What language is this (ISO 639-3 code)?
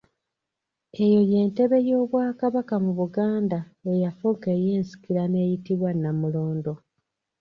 lug